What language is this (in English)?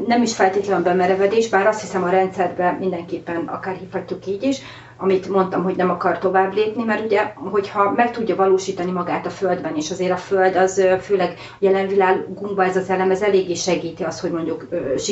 Hungarian